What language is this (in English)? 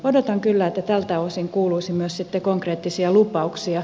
Finnish